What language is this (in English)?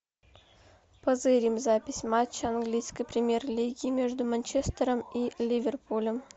Russian